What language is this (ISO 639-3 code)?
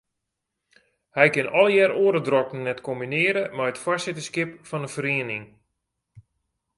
fry